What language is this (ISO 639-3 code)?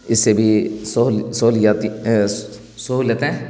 urd